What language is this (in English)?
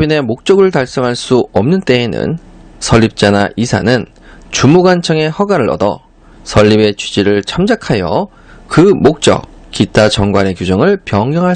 Korean